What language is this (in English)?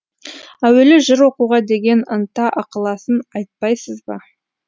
Kazakh